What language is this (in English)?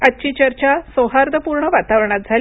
Marathi